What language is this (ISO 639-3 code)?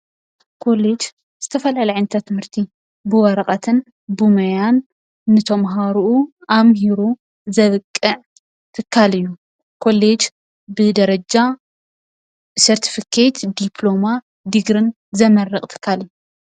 tir